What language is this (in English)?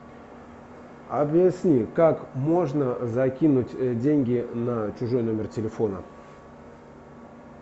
Russian